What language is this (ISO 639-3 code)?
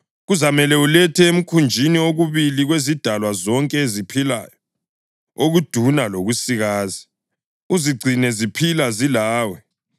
nde